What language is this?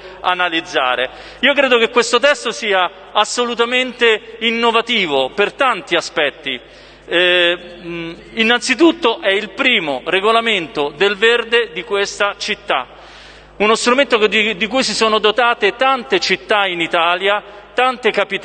Italian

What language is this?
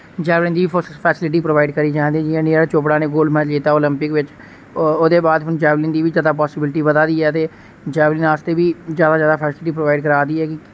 Dogri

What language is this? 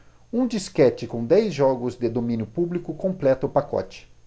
Portuguese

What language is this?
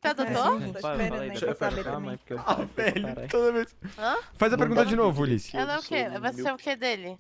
Portuguese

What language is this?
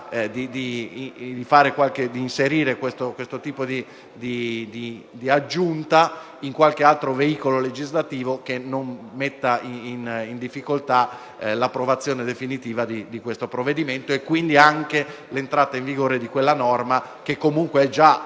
Italian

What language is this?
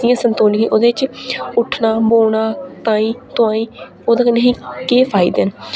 Dogri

